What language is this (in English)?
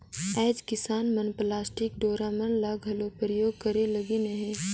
Chhattisgarhi